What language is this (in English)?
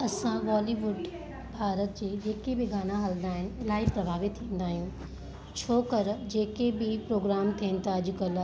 Sindhi